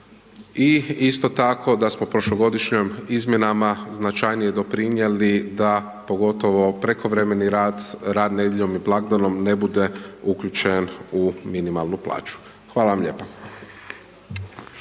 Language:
Croatian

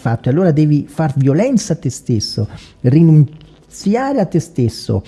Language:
Italian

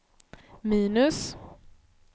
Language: Swedish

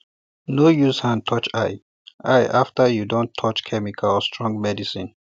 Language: Nigerian Pidgin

